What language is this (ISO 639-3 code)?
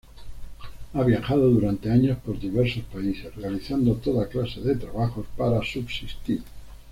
spa